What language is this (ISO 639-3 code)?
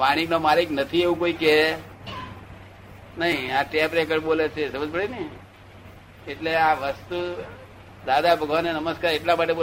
guj